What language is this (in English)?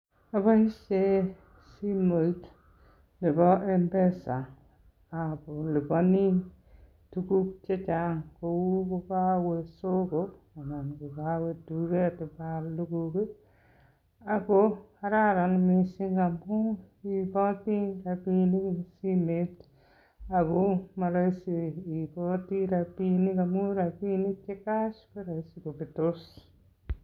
Kalenjin